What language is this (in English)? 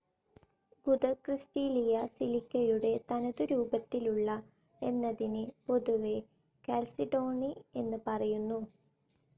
Malayalam